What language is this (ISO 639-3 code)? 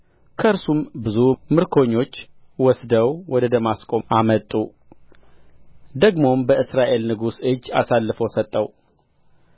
amh